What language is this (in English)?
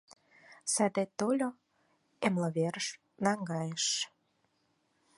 Mari